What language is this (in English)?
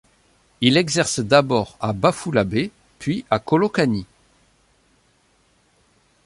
French